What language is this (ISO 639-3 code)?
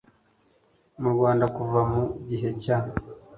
kin